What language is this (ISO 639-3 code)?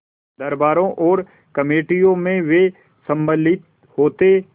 hin